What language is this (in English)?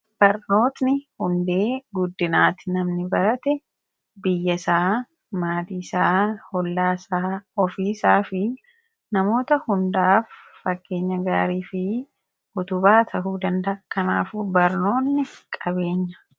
Oromo